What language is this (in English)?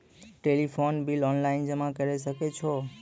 Maithili